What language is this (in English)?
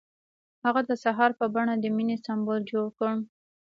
Pashto